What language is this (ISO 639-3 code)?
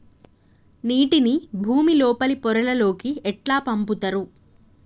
tel